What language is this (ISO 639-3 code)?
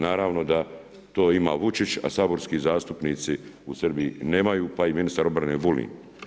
hrv